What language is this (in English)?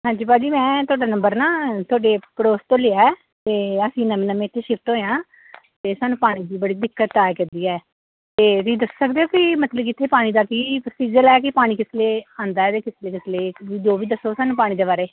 Punjabi